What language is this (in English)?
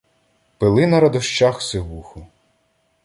Ukrainian